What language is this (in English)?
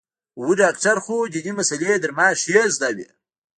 Pashto